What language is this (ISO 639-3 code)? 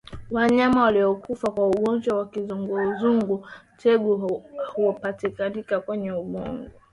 swa